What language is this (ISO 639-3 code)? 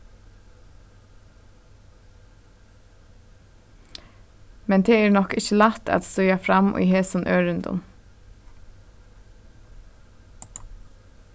fao